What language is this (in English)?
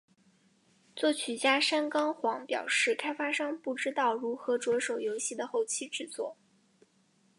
Chinese